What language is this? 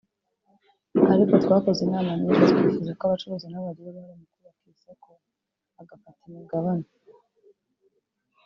Kinyarwanda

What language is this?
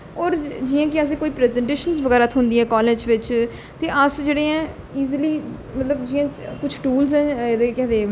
Dogri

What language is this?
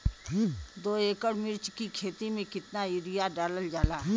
Bhojpuri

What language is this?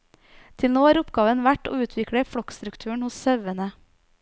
Norwegian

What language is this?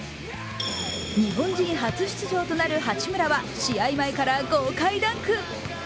Japanese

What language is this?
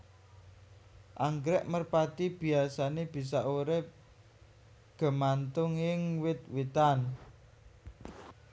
Javanese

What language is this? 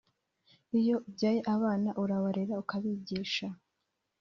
Kinyarwanda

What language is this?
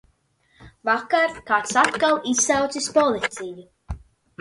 Latvian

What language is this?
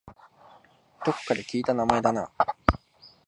Japanese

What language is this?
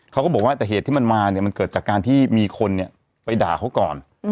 Thai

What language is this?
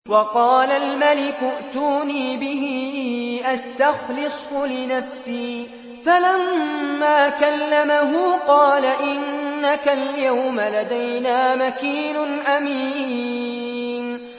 Arabic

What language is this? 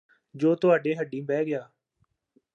Punjabi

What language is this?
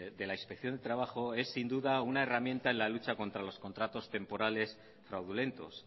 Spanish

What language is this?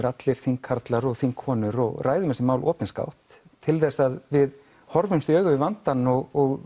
Icelandic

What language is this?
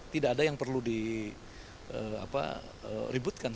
Indonesian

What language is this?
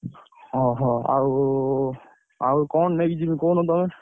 Odia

